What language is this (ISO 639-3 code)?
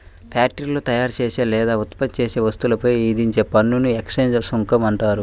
tel